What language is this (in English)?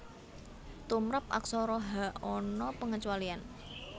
Javanese